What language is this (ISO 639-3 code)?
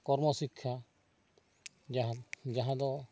sat